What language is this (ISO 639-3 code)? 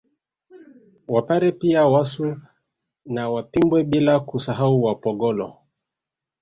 swa